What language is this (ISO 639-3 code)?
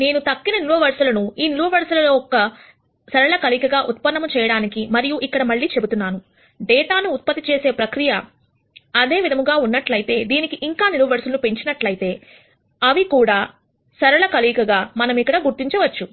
tel